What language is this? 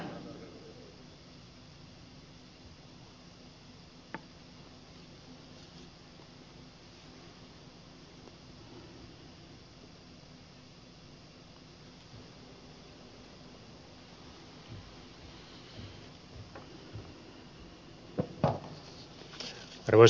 Finnish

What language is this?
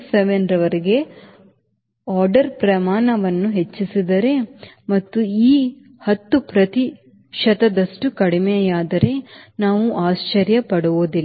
Kannada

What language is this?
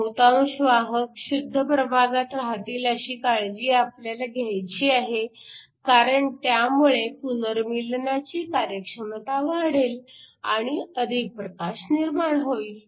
Marathi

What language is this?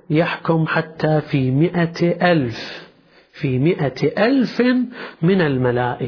Arabic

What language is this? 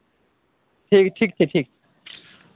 Maithili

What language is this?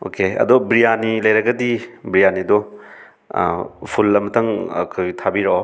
Manipuri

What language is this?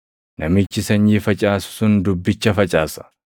Oromo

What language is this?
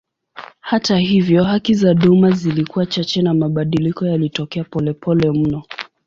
Swahili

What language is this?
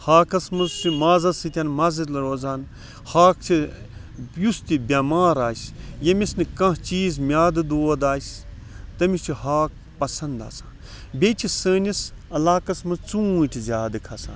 Kashmiri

